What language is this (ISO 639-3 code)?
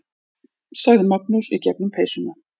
isl